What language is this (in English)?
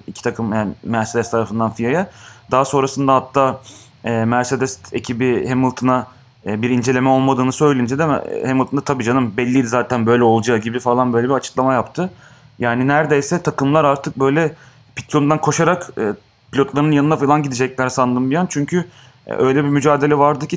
Turkish